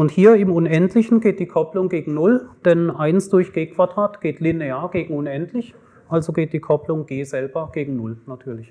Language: German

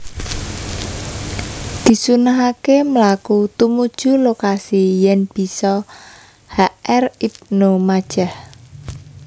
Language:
Javanese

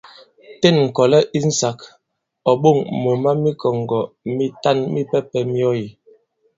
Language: Bankon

